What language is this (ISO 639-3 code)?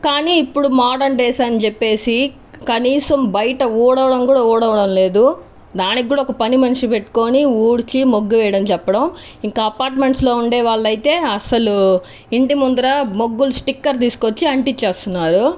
tel